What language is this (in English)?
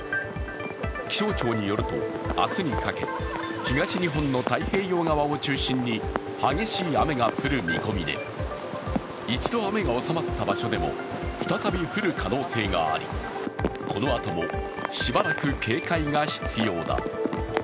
Japanese